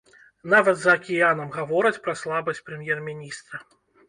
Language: Belarusian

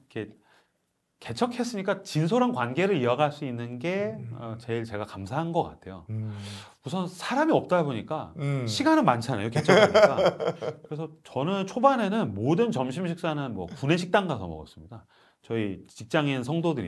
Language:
Korean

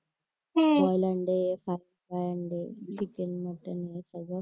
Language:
Marathi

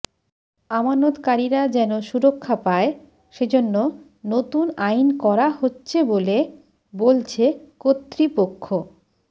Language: Bangla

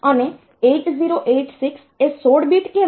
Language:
Gujarati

